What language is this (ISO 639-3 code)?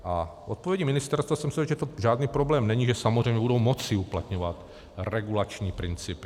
ces